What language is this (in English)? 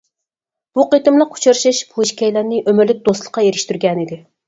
Uyghur